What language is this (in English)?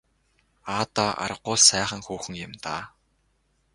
Mongolian